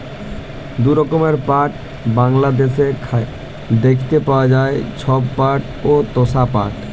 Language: Bangla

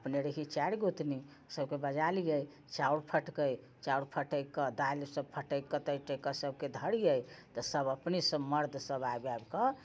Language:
Maithili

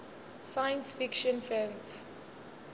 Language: Northern Sotho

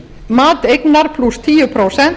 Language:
Icelandic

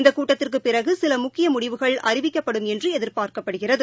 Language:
Tamil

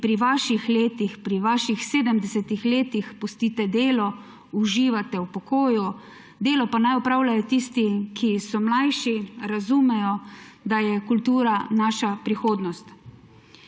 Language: Slovenian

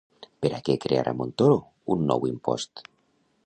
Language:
Catalan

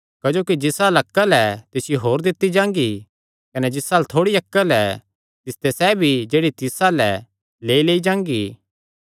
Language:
Kangri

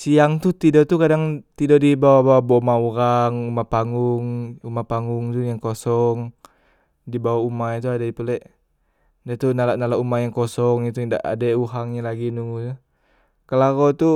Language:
Musi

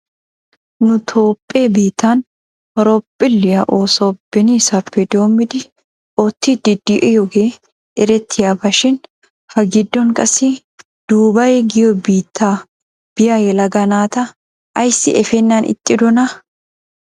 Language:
Wolaytta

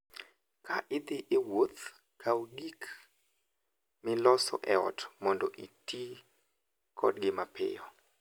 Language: Luo (Kenya and Tanzania)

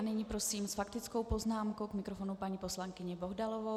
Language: Czech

